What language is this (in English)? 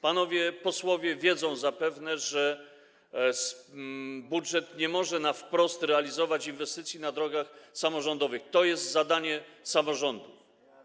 Polish